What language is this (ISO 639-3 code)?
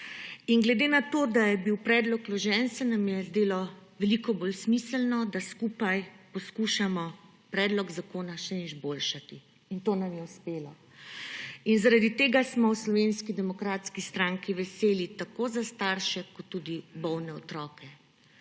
slv